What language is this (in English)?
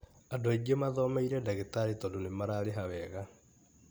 Kikuyu